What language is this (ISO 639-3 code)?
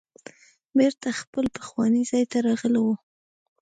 pus